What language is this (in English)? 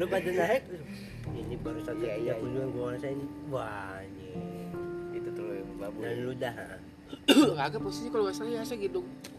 Indonesian